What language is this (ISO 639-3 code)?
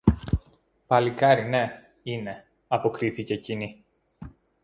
ell